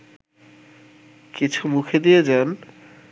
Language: Bangla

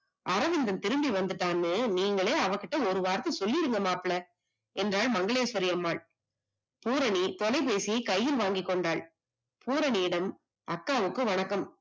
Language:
Tamil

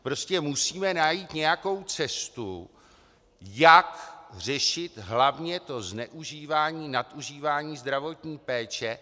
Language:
Czech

